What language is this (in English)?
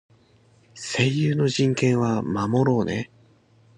Japanese